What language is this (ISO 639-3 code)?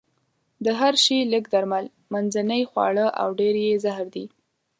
pus